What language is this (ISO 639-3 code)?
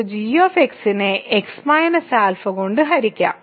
mal